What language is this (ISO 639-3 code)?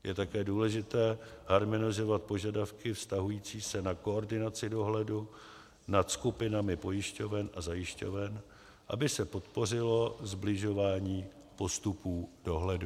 ces